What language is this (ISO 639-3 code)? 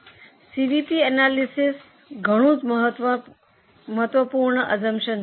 guj